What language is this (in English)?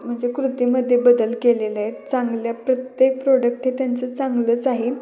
Marathi